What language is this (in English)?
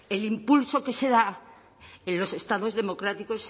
Spanish